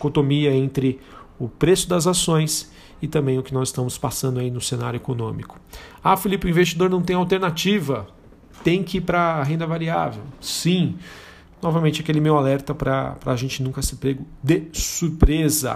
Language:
Portuguese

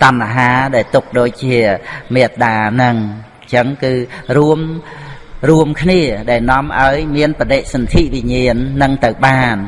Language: Vietnamese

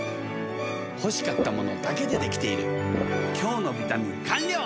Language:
Japanese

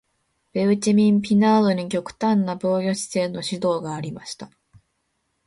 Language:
Japanese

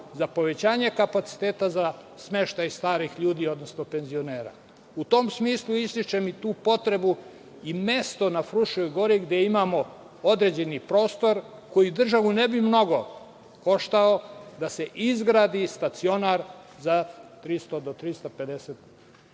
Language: Serbian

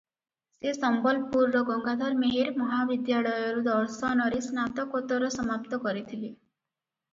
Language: Odia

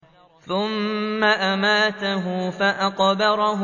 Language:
Arabic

